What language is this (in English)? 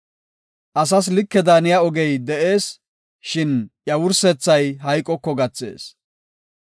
Gofa